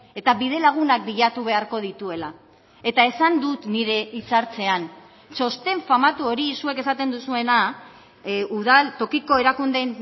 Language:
Basque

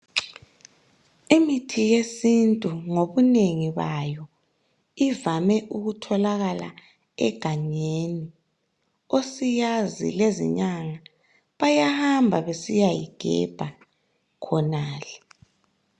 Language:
North Ndebele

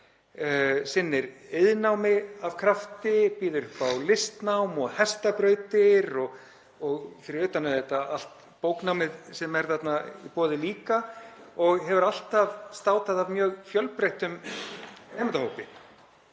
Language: Icelandic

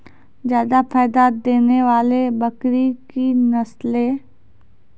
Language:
Maithili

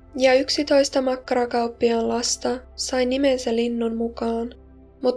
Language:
Finnish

